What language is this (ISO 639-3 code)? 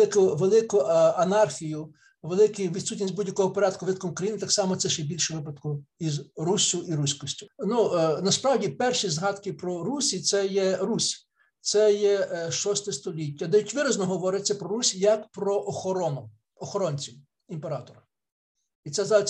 ukr